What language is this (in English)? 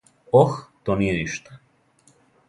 Serbian